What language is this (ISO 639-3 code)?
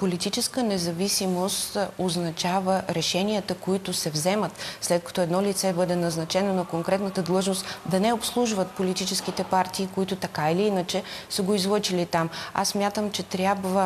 bul